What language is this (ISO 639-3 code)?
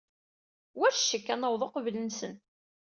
kab